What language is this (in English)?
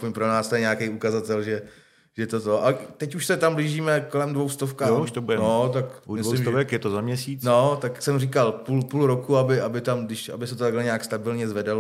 Czech